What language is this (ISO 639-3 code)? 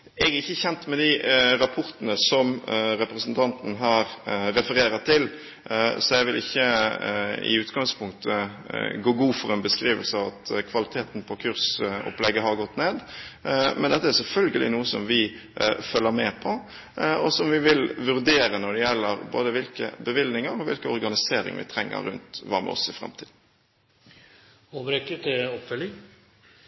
nob